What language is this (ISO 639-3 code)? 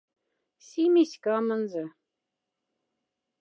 mdf